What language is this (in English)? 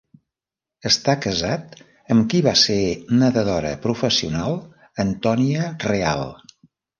Catalan